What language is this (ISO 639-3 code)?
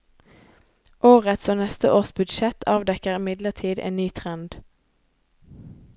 nor